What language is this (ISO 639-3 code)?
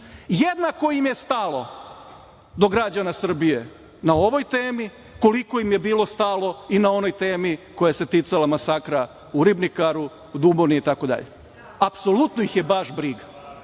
srp